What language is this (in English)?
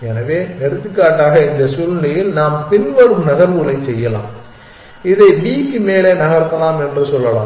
Tamil